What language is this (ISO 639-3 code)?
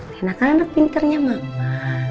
ind